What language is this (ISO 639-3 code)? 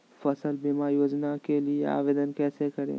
mag